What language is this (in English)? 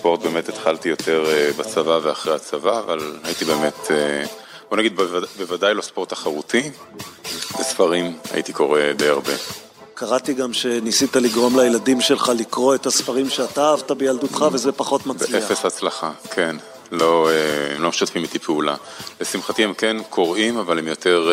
Hebrew